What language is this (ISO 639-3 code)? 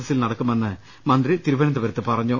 mal